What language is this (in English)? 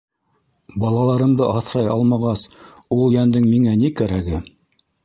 Bashkir